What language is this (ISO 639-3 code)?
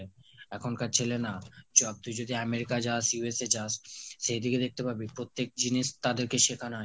ben